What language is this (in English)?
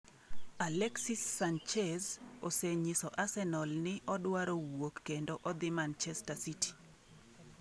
Luo (Kenya and Tanzania)